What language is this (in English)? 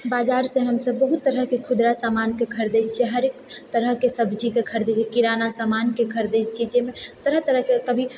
Maithili